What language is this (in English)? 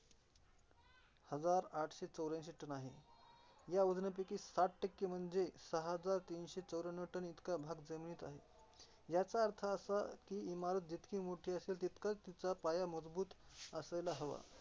Marathi